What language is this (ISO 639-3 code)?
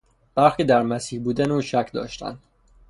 fas